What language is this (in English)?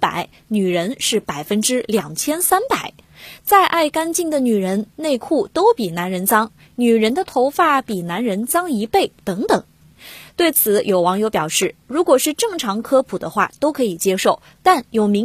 Chinese